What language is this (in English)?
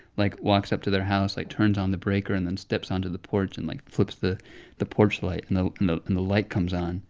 English